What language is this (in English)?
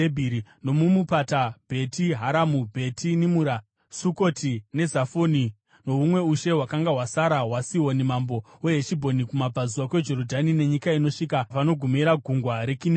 Shona